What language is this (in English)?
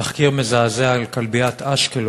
Hebrew